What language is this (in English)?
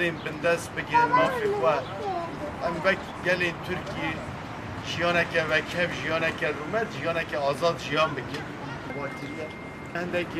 Arabic